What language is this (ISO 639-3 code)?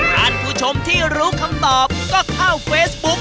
tha